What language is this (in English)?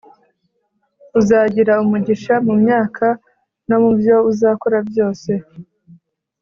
Kinyarwanda